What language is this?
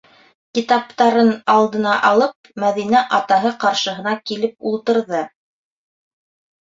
Bashkir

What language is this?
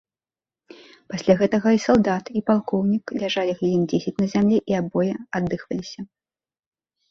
Belarusian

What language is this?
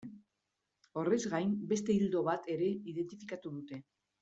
Basque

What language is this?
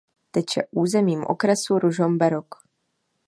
Czech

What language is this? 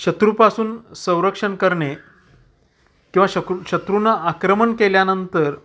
Marathi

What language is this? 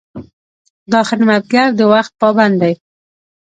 Pashto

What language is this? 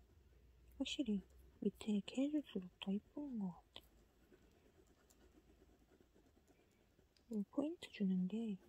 Korean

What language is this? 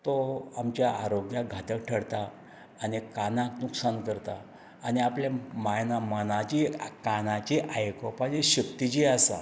Konkani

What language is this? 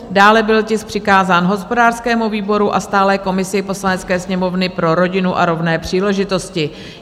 Czech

